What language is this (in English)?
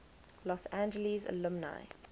English